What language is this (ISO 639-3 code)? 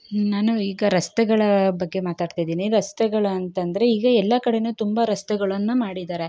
kan